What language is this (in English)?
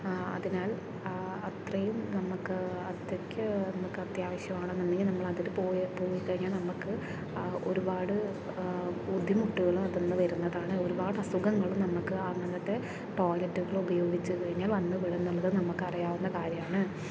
Malayalam